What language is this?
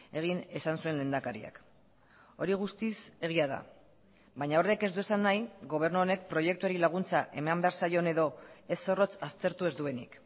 Basque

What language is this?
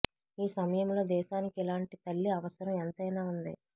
Telugu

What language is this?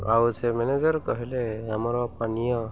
Odia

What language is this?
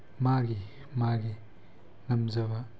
Manipuri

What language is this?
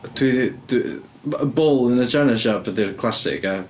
Welsh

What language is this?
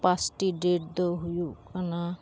Santali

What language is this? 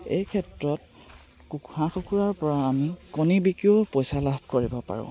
Assamese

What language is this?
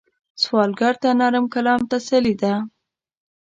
Pashto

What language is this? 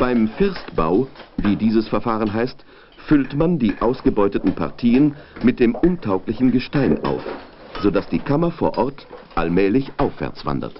German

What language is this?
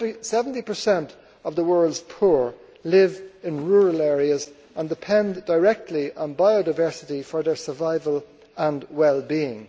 English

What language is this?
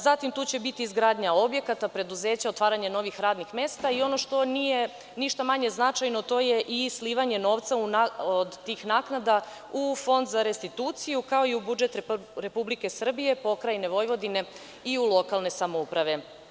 Serbian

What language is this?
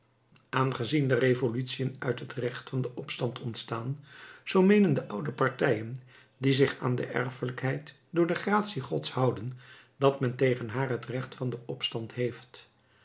Dutch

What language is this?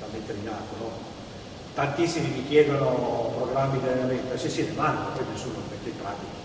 Italian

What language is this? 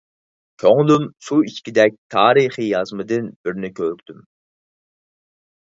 Uyghur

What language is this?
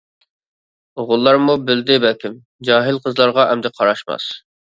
Uyghur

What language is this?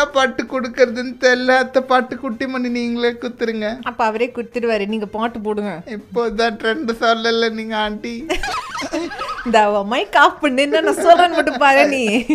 Tamil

